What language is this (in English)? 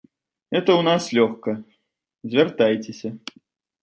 Belarusian